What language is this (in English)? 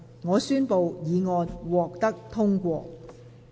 Cantonese